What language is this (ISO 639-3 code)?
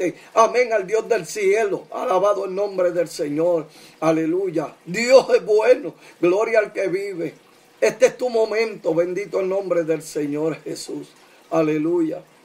spa